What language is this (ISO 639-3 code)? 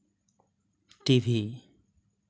sat